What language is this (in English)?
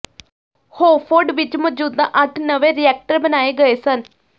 Punjabi